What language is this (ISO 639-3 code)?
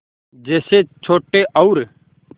hin